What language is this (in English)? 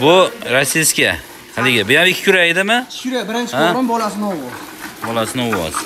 Turkish